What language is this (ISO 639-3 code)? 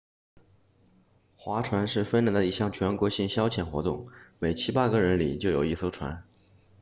zho